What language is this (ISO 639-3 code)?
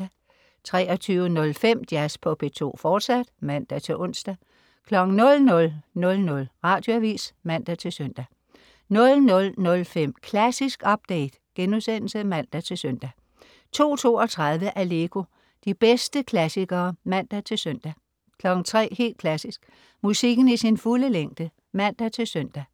dan